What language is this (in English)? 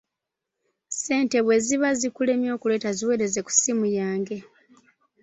Ganda